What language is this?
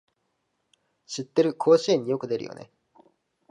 Japanese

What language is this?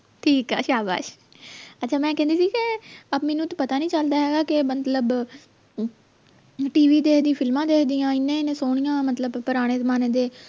Punjabi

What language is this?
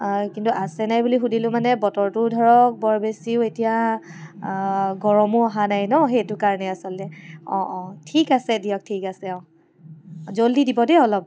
Assamese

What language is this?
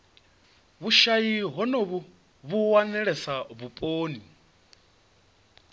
Venda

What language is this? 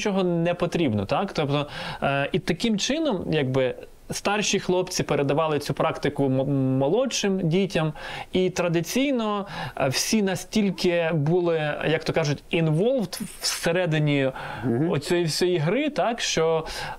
Ukrainian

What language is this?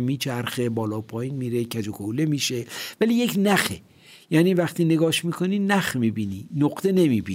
Persian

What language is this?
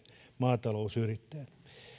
Finnish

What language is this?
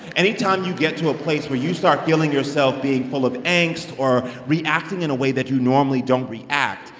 English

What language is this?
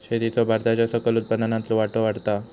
Marathi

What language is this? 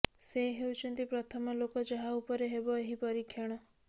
Odia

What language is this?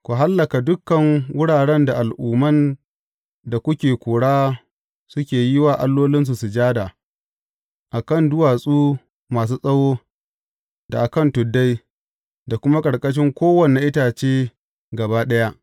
Hausa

